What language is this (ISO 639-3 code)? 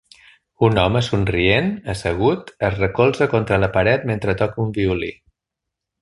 cat